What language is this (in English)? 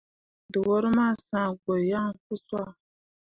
Mundang